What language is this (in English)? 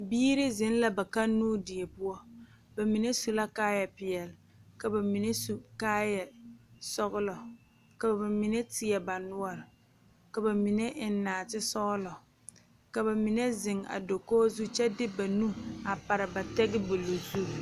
Southern Dagaare